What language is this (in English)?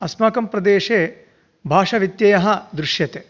Sanskrit